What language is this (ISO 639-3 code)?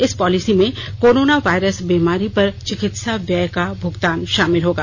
hin